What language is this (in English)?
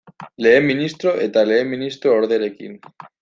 Basque